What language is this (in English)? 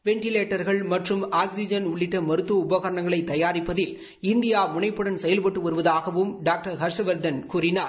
Tamil